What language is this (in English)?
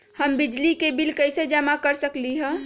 Magahi